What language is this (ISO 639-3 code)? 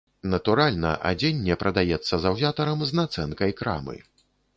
bel